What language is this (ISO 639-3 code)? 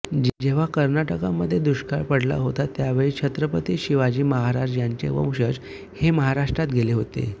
mar